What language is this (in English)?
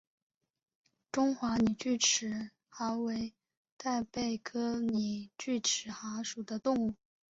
Chinese